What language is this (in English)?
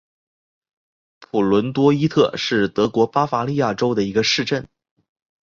Chinese